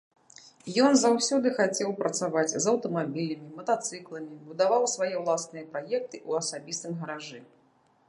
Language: Belarusian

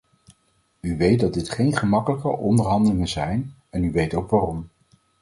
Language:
Dutch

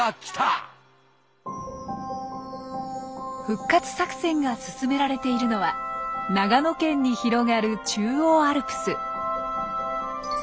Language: Japanese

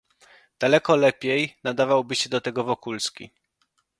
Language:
Polish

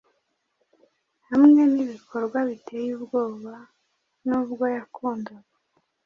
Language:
Kinyarwanda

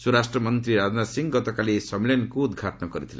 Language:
Odia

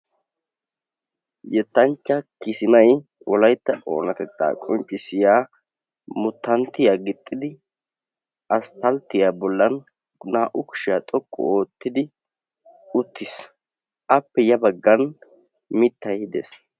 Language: Wolaytta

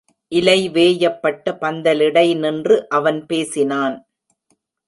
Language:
Tamil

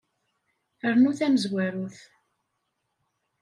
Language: Kabyle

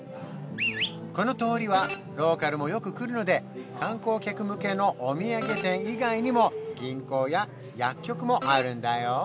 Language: Japanese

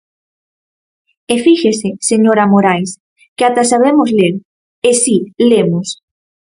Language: Galician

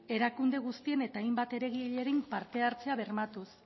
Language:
Basque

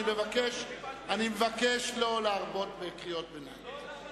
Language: Hebrew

